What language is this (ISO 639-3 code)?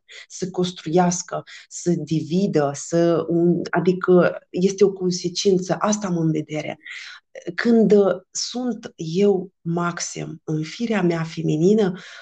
ron